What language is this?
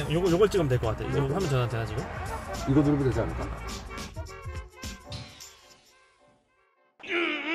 Korean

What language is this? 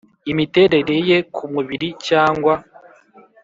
Kinyarwanda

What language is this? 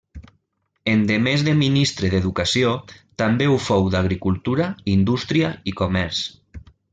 Catalan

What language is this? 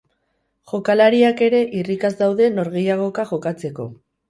Basque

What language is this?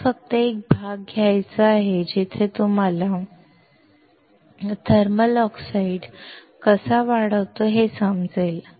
Marathi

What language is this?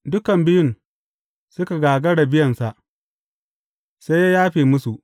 Hausa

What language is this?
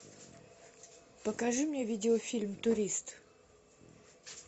Russian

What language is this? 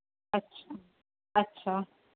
Sindhi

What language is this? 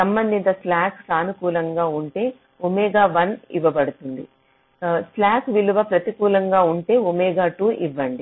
Telugu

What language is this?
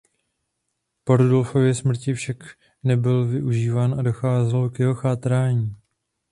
Czech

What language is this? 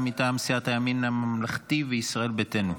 Hebrew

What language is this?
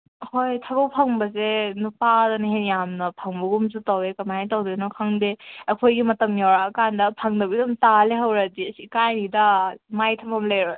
Manipuri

